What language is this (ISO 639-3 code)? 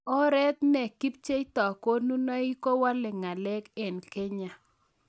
kln